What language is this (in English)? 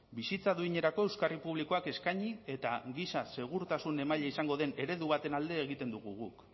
Basque